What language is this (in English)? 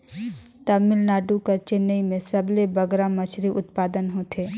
Chhattisgarhi